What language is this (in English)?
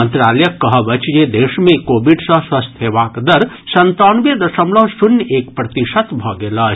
Maithili